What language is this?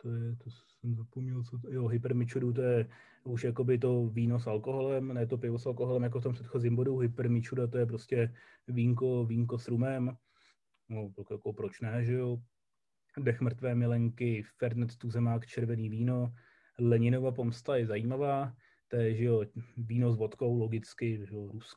Czech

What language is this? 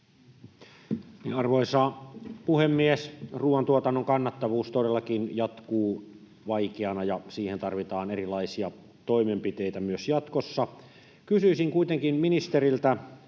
Finnish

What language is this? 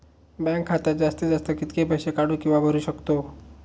Marathi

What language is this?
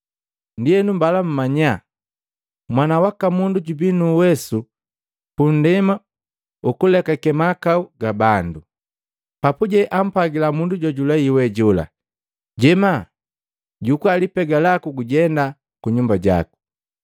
Matengo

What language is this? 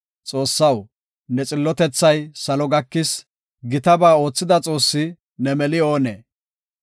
Gofa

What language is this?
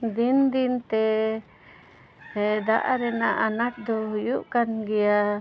Santali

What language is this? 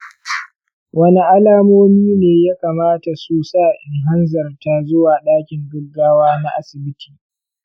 Hausa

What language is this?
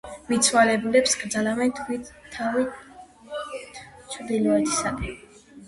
Georgian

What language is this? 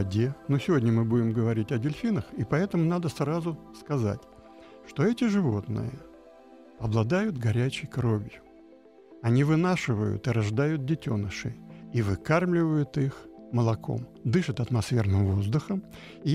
Russian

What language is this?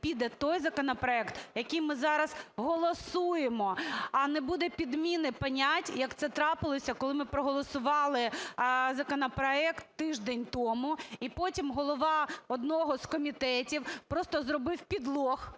Ukrainian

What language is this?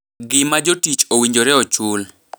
Luo (Kenya and Tanzania)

